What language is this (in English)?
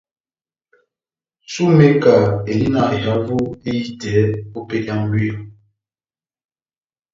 Batanga